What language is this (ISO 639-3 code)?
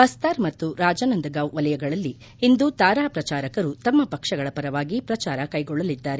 kan